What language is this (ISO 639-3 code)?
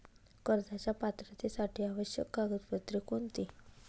mar